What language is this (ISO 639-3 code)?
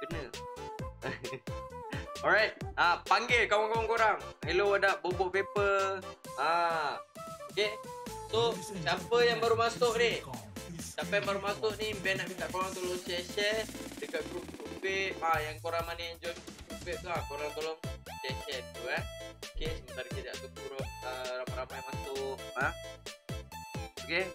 msa